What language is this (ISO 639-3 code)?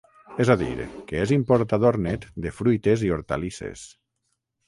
cat